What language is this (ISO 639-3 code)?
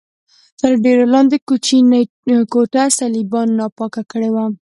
pus